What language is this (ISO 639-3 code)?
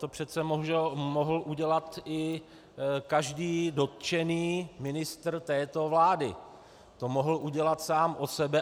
ces